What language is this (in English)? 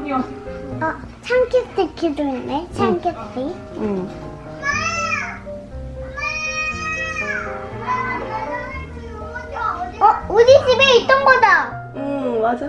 Korean